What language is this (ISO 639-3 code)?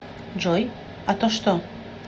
rus